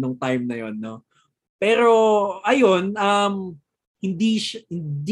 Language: Filipino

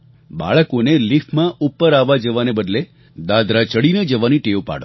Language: Gujarati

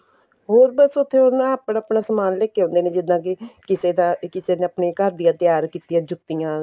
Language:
Punjabi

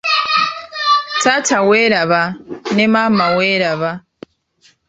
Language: Ganda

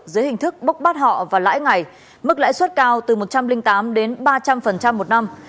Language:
Vietnamese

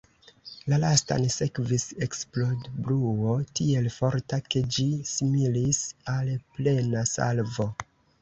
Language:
Esperanto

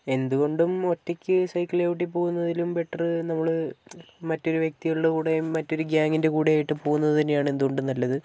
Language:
Malayalam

